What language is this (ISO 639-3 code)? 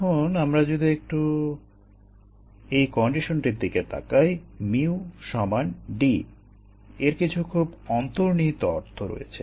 ben